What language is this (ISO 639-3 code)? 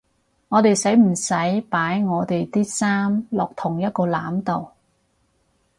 yue